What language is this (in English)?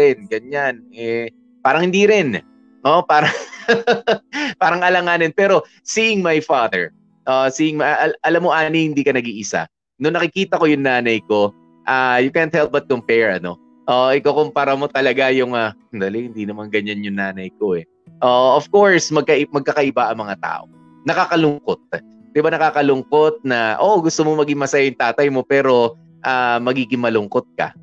Filipino